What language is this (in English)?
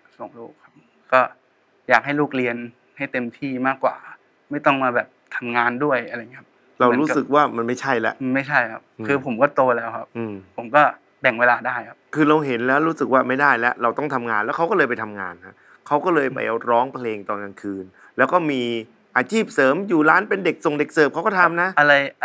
Thai